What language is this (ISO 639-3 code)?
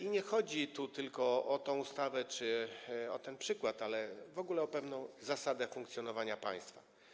pol